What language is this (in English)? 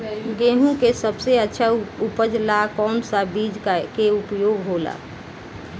Bhojpuri